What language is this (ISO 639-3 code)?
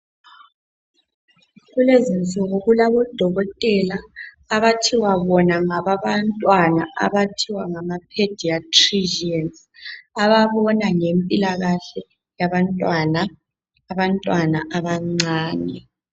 nde